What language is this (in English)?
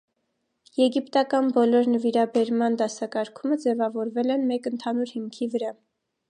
Armenian